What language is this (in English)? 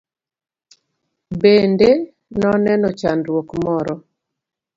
Luo (Kenya and Tanzania)